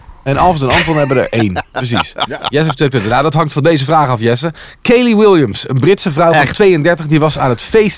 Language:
Dutch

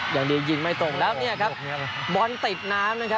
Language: Thai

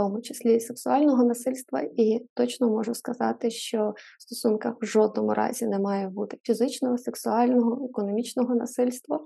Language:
Ukrainian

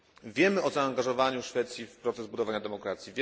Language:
Polish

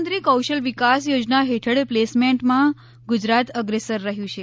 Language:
Gujarati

